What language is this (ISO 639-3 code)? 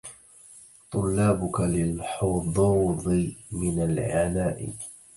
ara